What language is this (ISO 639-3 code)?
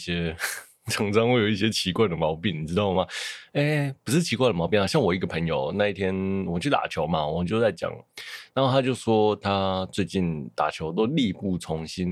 zho